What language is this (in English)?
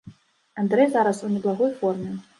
Belarusian